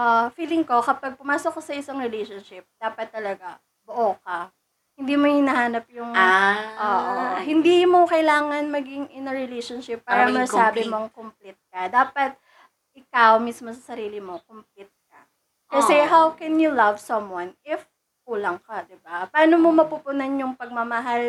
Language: Filipino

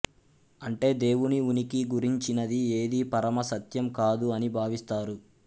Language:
Telugu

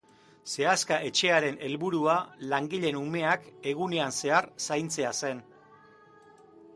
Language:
Basque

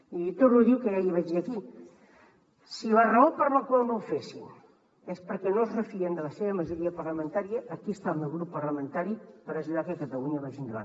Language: Catalan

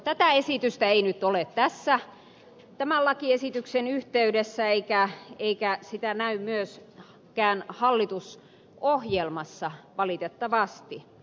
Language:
Finnish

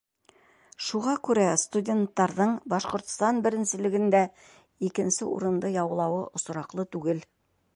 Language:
Bashkir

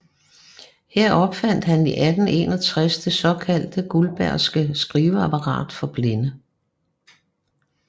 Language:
Danish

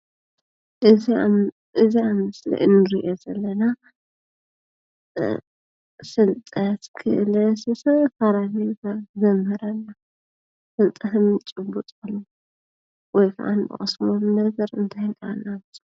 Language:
Tigrinya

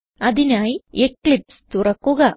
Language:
Malayalam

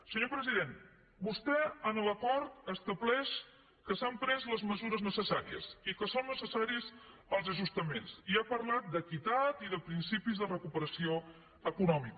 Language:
Catalan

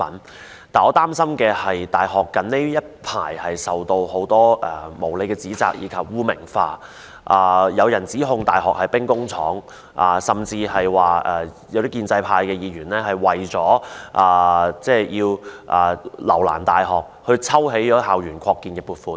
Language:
Cantonese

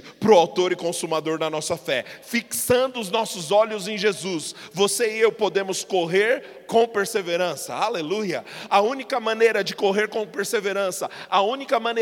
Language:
Portuguese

